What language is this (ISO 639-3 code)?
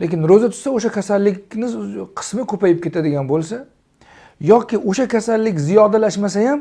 tur